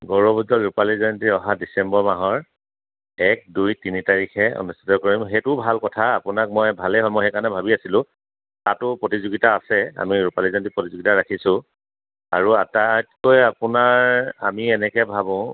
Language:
Assamese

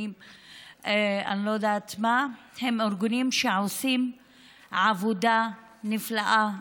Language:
Hebrew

